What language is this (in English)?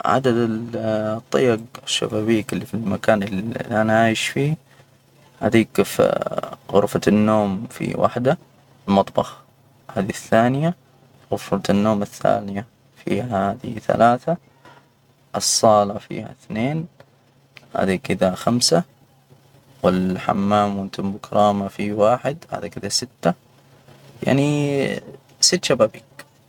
Hijazi Arabic